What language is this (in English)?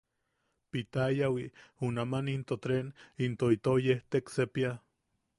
Yaqui